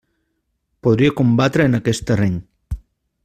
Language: Catalan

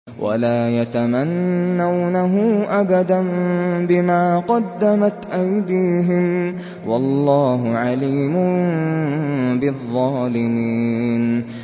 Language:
Arabic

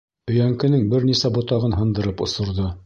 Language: Bashkir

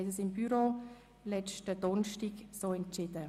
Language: Swiss German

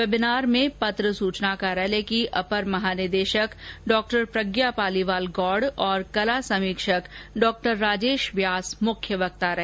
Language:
Hindi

